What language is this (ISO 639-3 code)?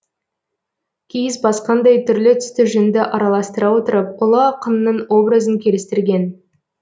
kaz